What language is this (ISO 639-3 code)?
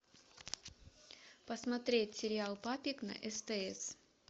rus